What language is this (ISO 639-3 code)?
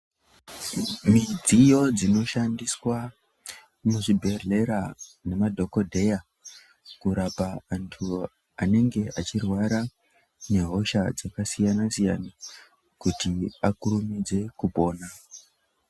ndc